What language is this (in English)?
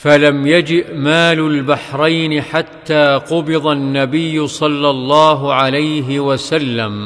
Arabic